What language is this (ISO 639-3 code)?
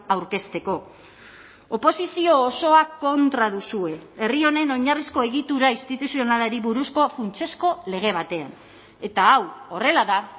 eus